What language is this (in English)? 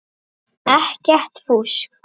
Icelandic